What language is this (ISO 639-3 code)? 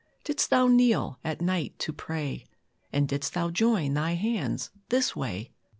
eng